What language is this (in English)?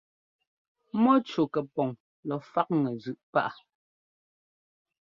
Ngomba